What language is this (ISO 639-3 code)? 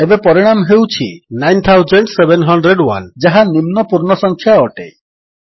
ori